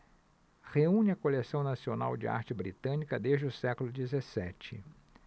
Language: Portuguese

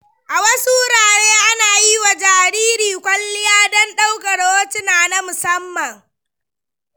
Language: Hausa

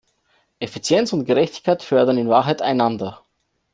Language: German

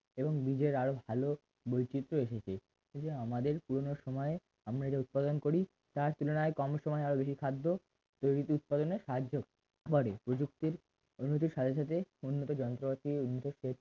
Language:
Bangla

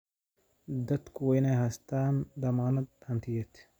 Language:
Somali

